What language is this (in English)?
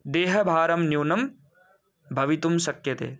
Sanskrit